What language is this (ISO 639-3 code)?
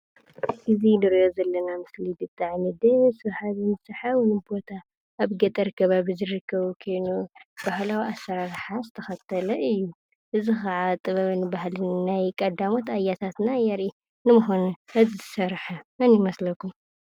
tir